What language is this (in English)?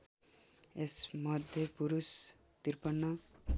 Nepali